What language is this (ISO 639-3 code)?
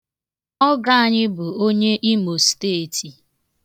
ibo